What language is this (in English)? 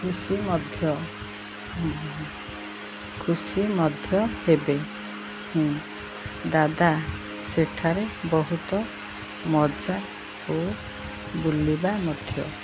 Odia